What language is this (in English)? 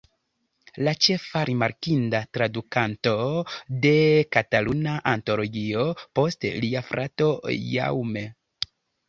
Esperanto